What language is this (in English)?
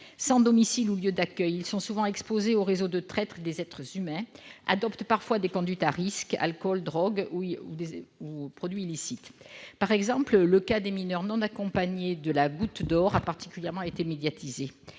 French